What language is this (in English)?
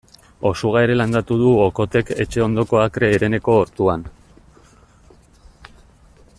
Basque